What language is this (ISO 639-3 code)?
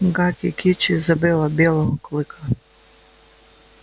rus